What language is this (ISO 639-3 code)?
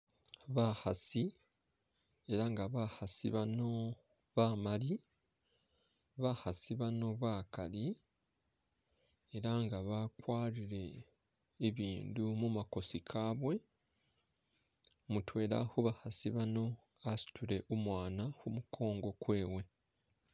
myx